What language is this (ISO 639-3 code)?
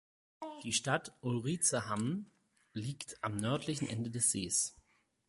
deu